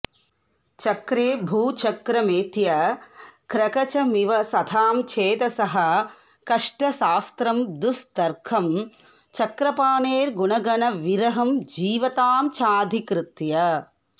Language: Sanskrit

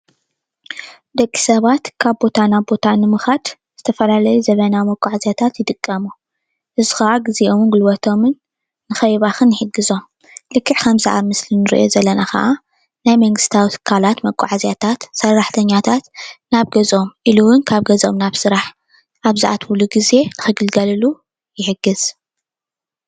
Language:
Tigrinya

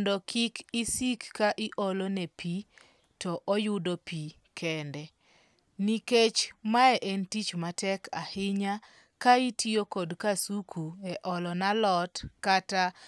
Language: Luo (Kenya and Tanzania)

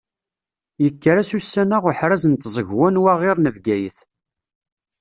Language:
Kabyle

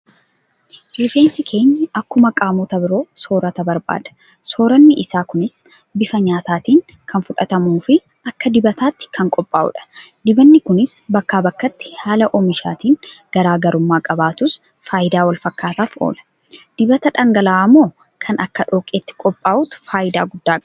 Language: Oromo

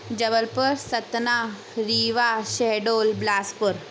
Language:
Sindhi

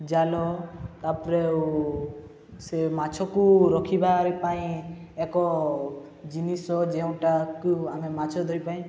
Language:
Odia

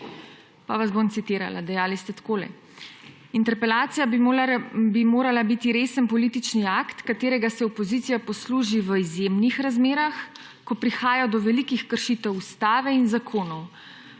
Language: Slovenian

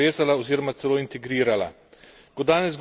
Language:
Slovenian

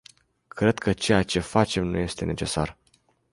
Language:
Romanian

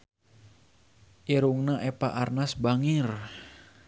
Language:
Sundanese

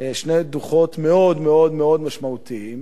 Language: Hebrew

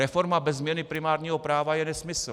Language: Czech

